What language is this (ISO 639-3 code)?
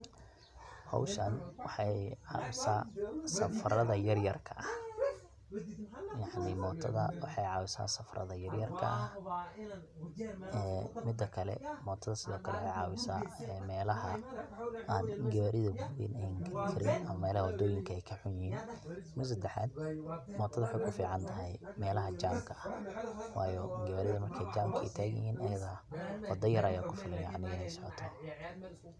som